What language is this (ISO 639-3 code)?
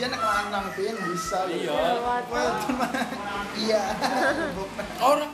ind